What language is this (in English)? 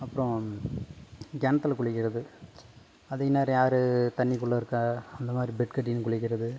Tamil